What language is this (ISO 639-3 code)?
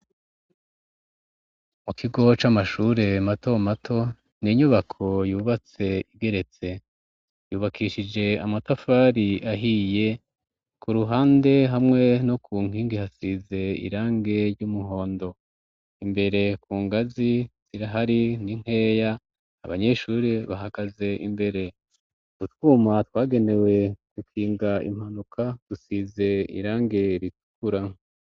run